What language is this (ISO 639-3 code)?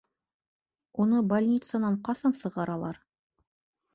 bak